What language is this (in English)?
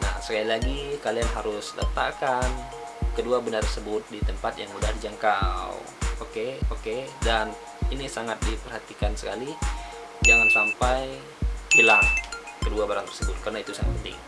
Indonesian